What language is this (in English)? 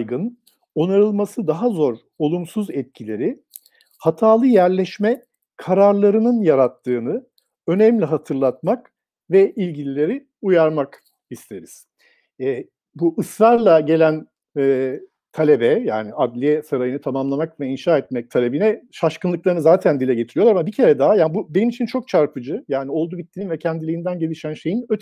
Turkish